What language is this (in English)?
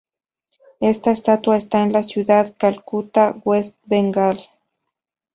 Spanish